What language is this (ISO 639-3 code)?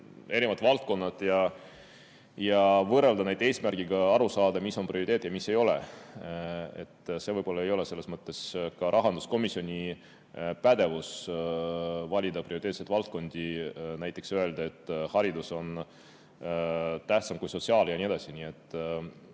est